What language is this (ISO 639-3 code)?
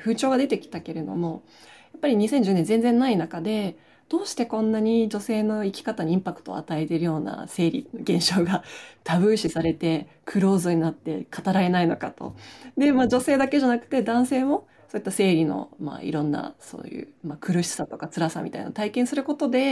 jpn